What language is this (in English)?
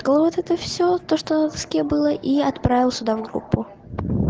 Russian